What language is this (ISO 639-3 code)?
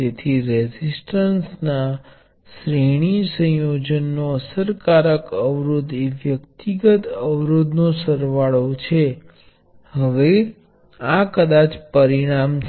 guj